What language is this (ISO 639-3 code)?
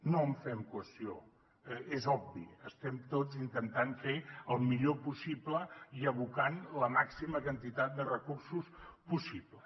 cat